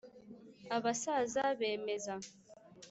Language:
Kinyarwanda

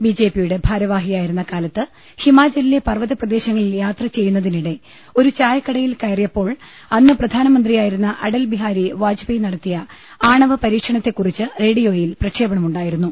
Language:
Malayalam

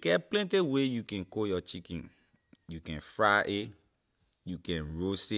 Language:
Liberian English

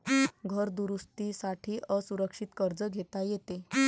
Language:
Marathi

